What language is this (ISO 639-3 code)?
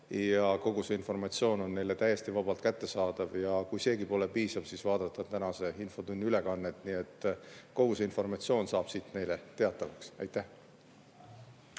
est